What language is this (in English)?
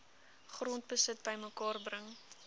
Afrikaans